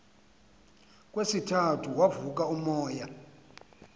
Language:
Xhosa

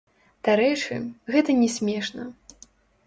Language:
Belarusian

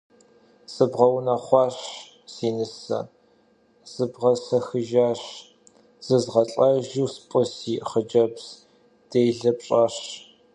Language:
Kabardian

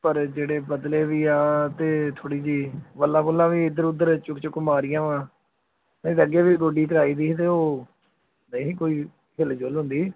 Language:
Punjabi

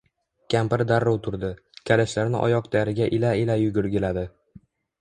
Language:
Uzbek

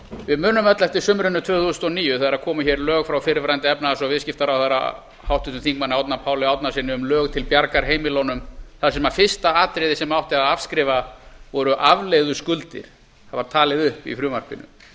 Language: Icelandic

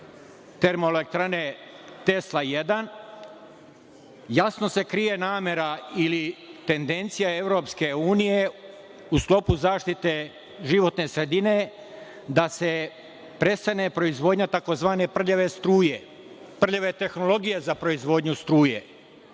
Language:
Serbian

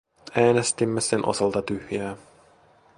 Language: Finnish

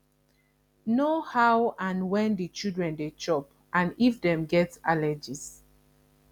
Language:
Nigerian Pidgin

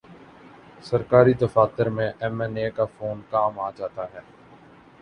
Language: Urdu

